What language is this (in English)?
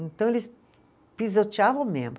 Portuguese